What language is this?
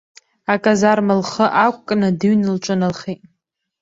Abkhazian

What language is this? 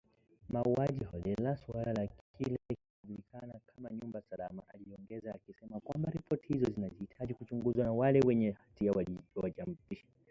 Swahili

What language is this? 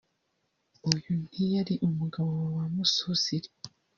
Kinyarwanda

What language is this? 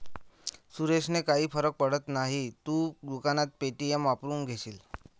Marathi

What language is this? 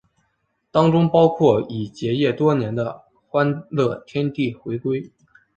Chinese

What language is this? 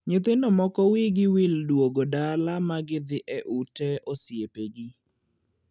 Luo (Kenya and Tanzania)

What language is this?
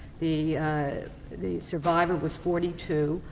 English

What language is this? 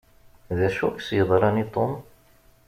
Kabyle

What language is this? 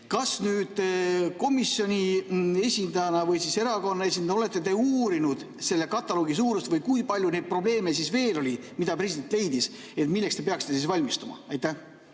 Estonian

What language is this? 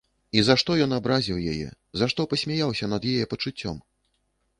Belarusian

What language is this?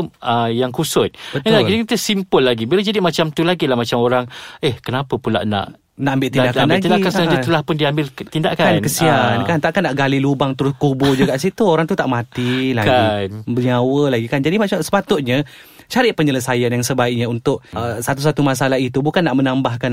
Malay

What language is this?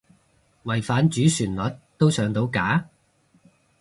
Cantonese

